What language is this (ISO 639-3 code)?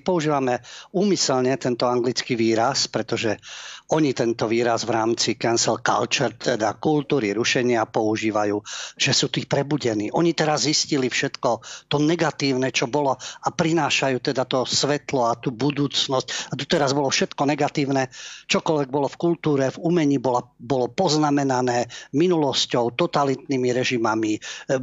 slk